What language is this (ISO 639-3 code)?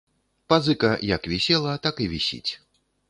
bel